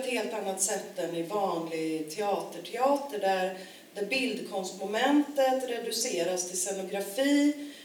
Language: Swedish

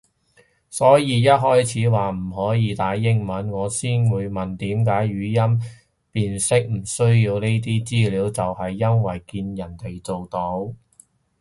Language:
Cantonese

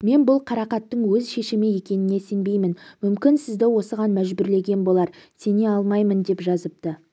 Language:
Kazakh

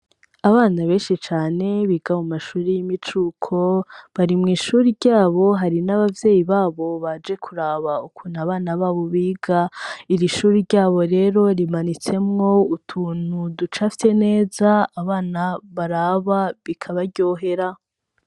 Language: Rundi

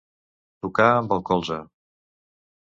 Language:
Catalan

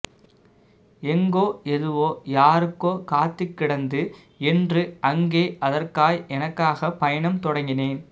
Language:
Tamil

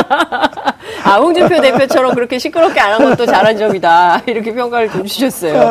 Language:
Korean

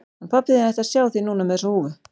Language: Icelandic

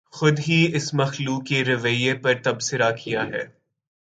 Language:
Urdu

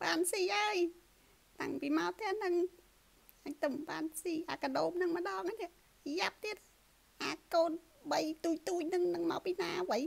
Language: Vietnamese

